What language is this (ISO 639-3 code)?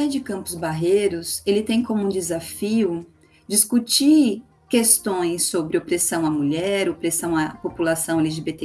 por